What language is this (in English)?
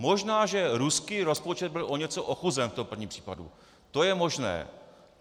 Czech